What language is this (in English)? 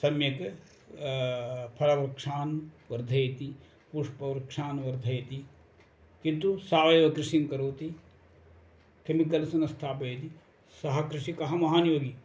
Sanskrit